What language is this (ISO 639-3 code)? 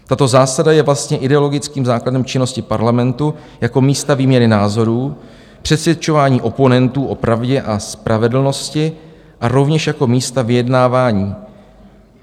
ces